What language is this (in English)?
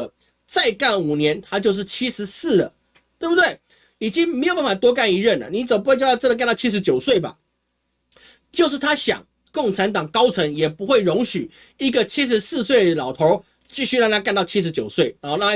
Chinese